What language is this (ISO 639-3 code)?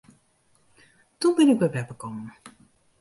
fry